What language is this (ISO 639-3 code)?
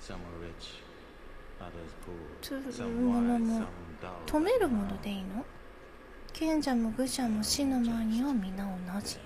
jpn